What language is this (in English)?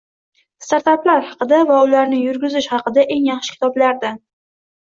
Uzbek